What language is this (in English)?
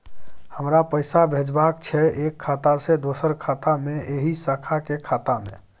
Maithili